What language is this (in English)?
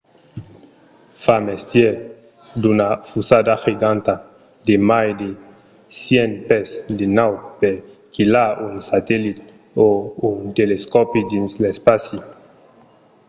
Occitan